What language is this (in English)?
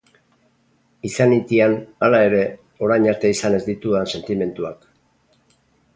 Basque